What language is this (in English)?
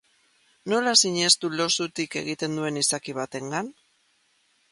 Basque